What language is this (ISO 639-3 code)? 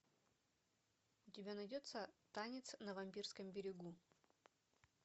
rus